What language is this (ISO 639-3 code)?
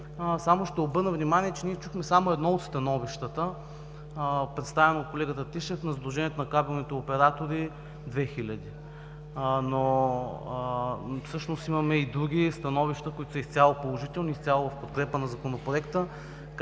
bul